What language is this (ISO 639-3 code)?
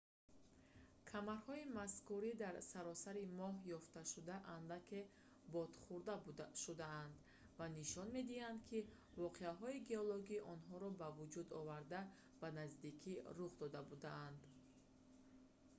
tgk